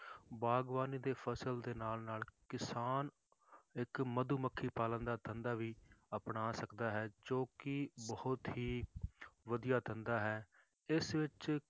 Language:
Punjabi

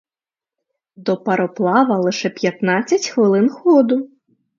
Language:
Ukrainian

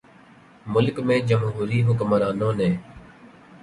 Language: Urdu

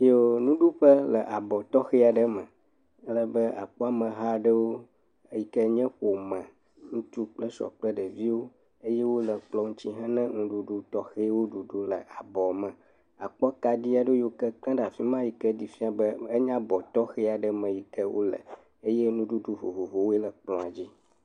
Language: Ewe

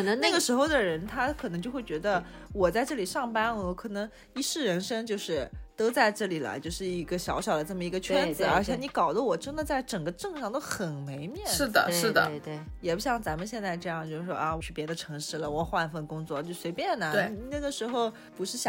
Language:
Chinese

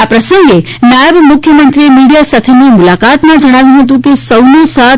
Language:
Gujarati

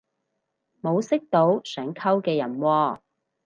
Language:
Cantonese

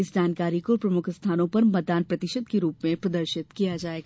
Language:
Hindi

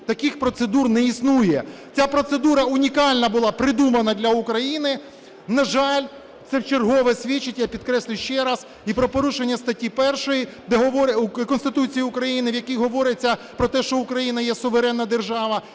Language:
Ukrainian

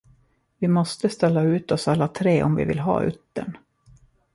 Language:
Swedish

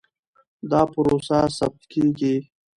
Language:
Pashto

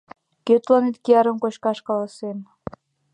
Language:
Mari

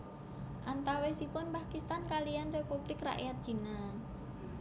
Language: Javanese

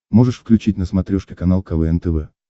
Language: Russian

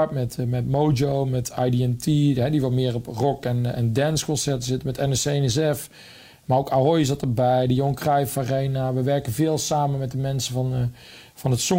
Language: Dutch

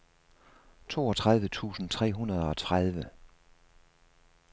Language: Danish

